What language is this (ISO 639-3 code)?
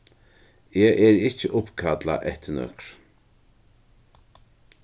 fao